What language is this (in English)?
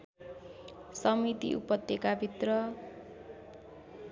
Nepali